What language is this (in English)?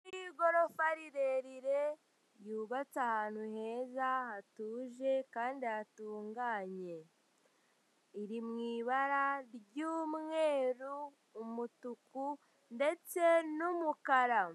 Kinyarwanda